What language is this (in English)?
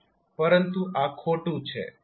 Gujarati